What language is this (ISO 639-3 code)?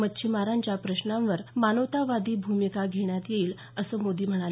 mar